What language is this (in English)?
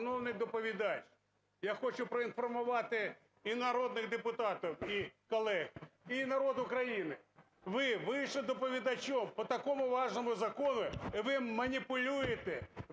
Ukrainian